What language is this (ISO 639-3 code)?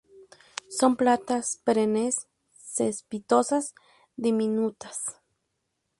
spa